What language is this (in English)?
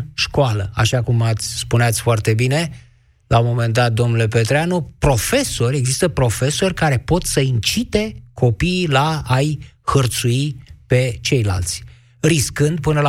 Romanian